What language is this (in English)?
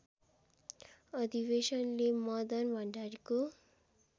Nepali